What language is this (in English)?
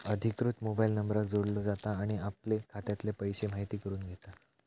Marathi